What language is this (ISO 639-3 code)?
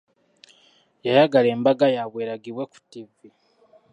lug